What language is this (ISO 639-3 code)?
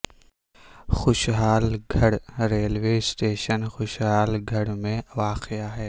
urd